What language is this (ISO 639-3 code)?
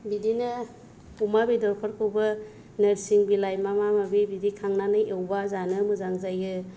brx